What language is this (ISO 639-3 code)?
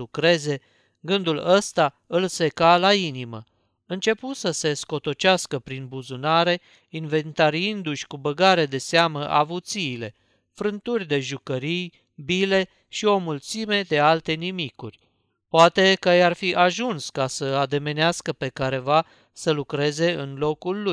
ron